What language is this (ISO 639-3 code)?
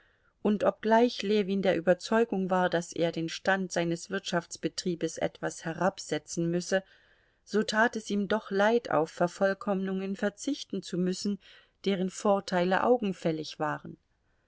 deu